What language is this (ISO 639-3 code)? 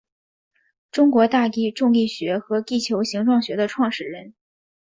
zho